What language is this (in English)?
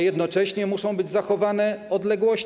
Polish